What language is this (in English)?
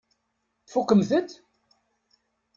Kabyle